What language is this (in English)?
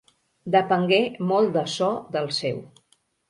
Catalan